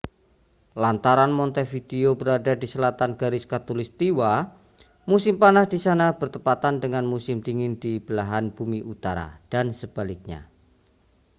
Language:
Indonesian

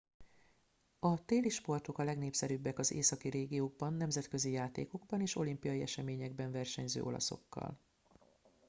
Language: Hungarian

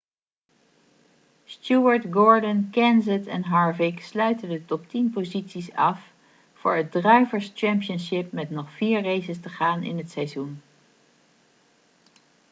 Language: Dutch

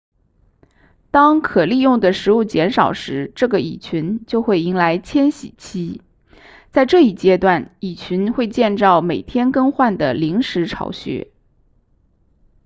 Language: Chinese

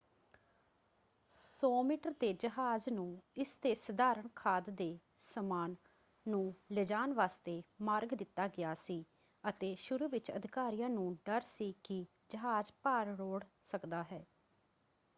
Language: Punjabi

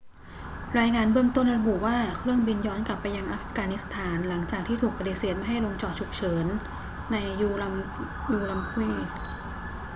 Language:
Thai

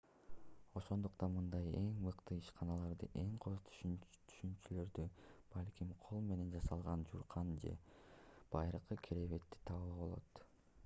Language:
Kyrgyz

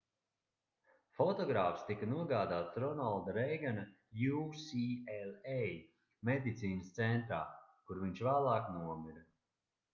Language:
Latvian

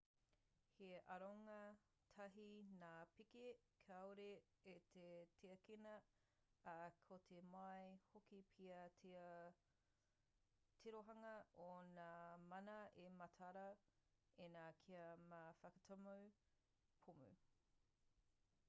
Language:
Māori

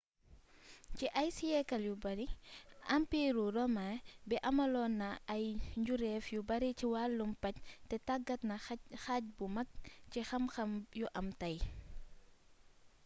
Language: Wolof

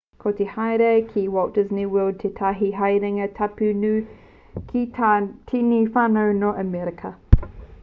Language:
Māori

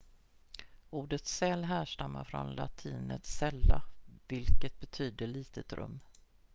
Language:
Swedish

